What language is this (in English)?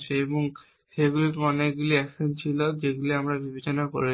Bangla